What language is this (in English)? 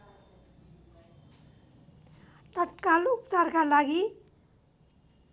Nepali